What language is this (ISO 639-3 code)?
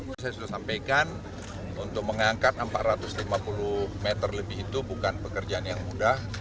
ind